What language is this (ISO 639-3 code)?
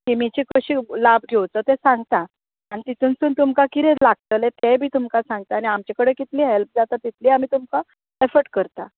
kok